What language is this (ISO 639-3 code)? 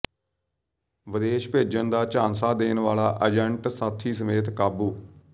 pan